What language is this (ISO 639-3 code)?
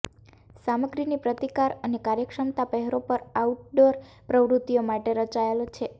guj